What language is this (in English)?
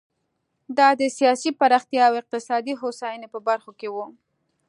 Pashto